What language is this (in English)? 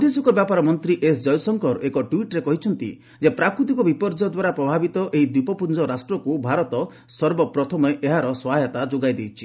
Odia